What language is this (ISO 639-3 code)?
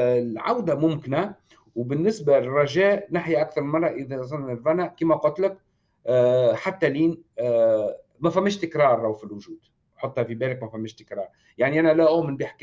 ara